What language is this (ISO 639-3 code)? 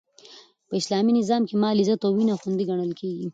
pus